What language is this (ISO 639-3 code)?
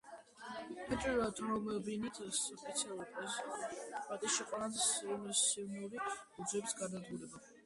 kat